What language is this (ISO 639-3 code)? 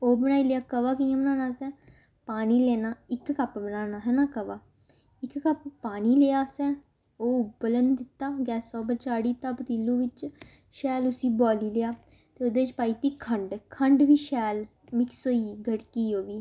doi